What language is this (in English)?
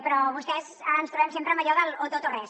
Catalan